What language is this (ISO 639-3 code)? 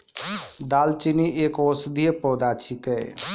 mai